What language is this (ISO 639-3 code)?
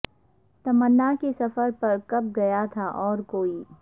urd